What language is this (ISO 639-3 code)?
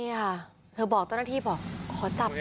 tha